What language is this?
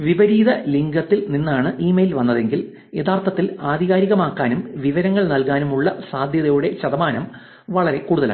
Malayalam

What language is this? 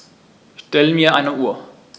German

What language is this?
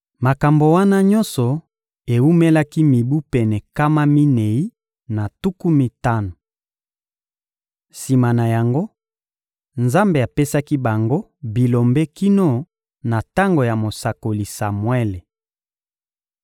Lingala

